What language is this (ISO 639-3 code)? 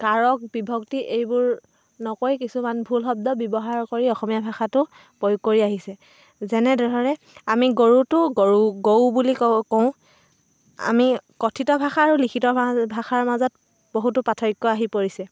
asm